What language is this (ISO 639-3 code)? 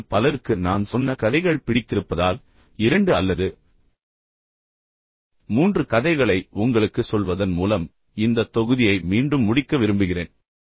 tam